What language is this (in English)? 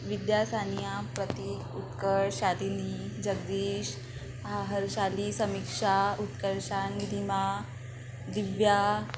Marathi